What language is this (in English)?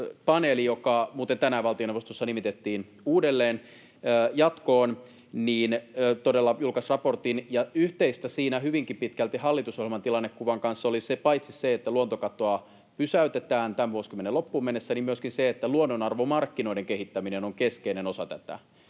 Finnish